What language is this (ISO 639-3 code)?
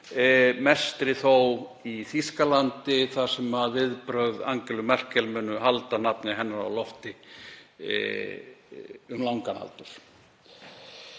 isl